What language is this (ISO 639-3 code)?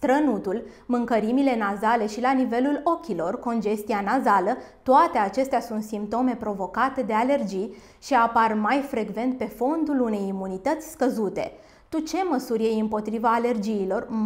ron